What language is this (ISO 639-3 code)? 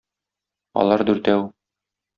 tat